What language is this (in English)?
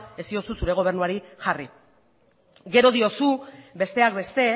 Basque